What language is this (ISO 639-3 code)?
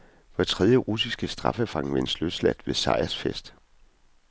dan